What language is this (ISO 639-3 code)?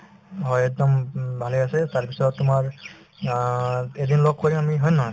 asm